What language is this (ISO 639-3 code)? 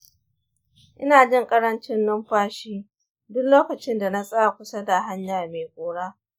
hau